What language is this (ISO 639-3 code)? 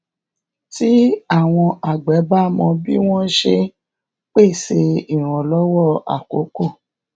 yor